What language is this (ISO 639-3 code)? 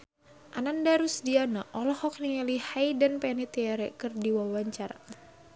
sun